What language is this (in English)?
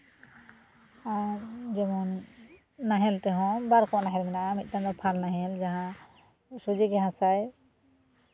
Santali